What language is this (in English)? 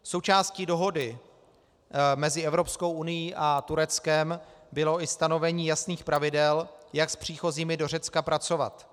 Czech